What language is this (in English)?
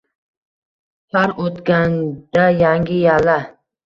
Uzbek